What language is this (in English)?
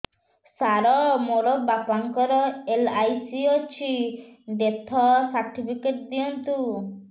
Odia